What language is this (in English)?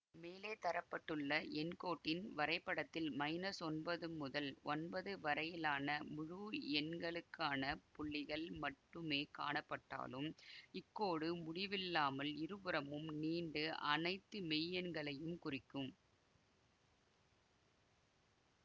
Tamil